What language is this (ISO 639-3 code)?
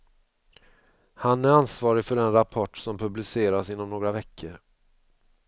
swe